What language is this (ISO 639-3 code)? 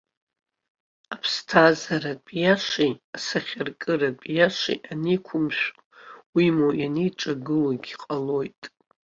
abk